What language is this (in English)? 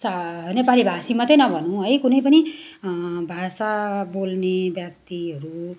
Nepali